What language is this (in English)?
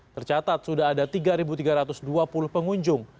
Indonesian